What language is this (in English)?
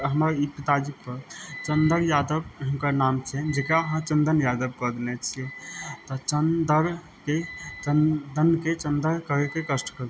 Maithili